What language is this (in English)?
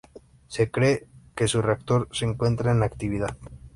Spanish